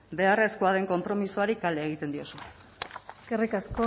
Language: Basque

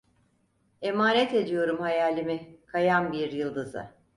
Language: Turkish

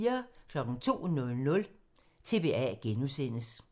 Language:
Danish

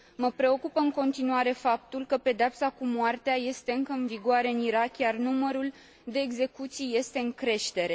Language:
Romanian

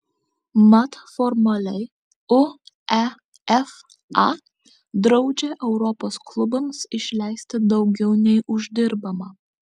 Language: Lithuanian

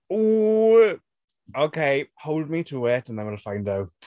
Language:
Welsh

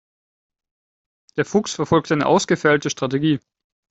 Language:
German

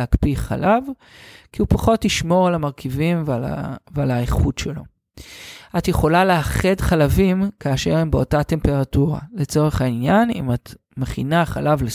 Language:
Hebrew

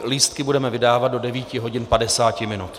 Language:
Czech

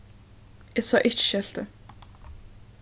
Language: Faroese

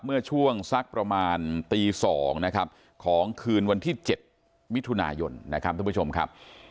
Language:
Thai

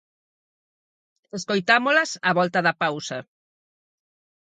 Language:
Galician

